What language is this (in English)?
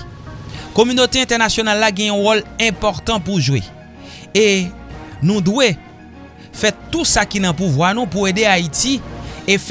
French